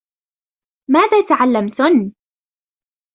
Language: Arabic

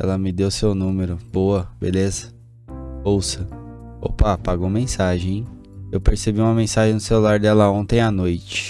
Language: Portuguese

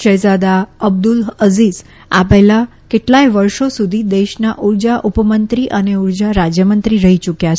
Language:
Gujarati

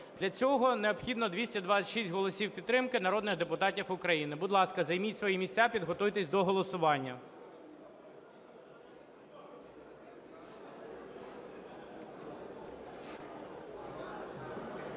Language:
Ukrainian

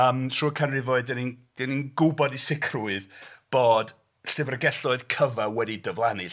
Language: Welsh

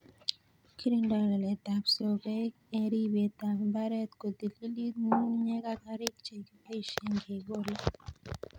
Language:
Kalenjin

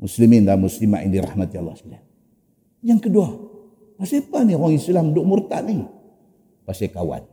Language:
Malay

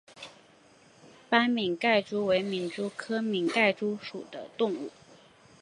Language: Chinese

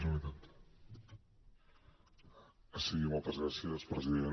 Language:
Catalan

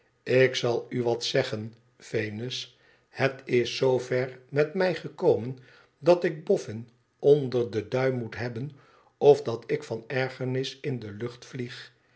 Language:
Dutch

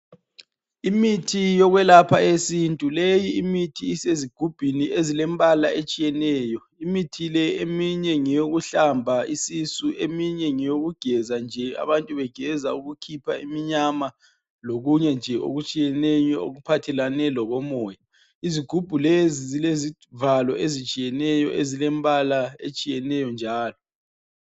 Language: North Ndebele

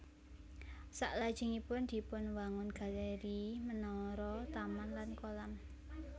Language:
Javanese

